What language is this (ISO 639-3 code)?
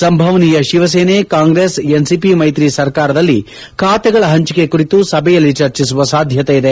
kan